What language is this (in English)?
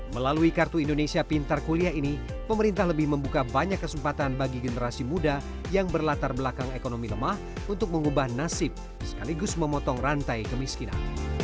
Indonesian